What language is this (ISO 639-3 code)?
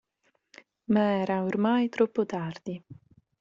ita